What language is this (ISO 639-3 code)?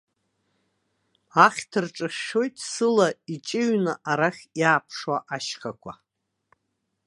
abk